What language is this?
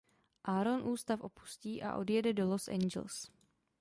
Czech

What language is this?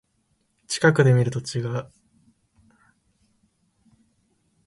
Japanese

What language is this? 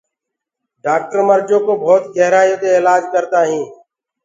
Gurgula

